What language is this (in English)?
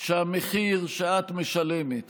Hebrew